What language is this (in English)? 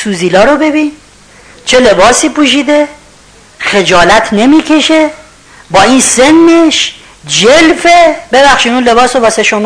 Persian